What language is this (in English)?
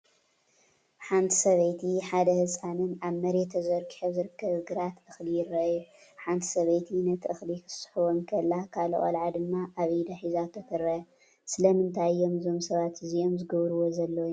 Tigrinya